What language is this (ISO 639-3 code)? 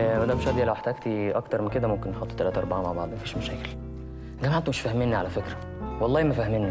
ara